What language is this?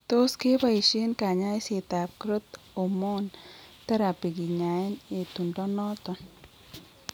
Kalenjin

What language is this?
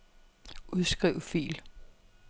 Danish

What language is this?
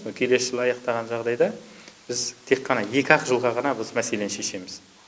Kazakh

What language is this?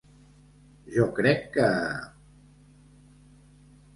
Catalan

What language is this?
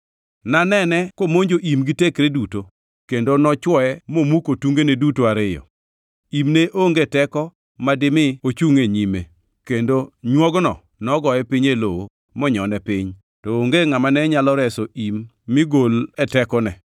Luo (Kenya and Tanzania)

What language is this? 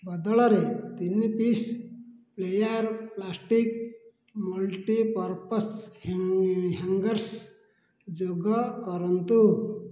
Odia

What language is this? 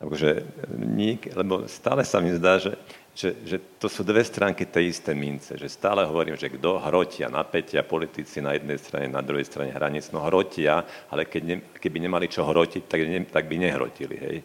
Slovak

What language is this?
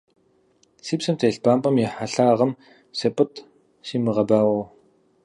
Kabardian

